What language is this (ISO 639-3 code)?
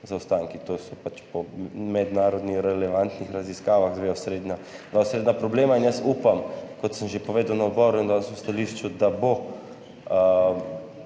slv